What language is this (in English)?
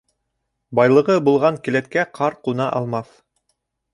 Bashkir